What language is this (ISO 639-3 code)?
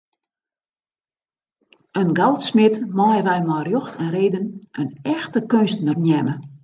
fry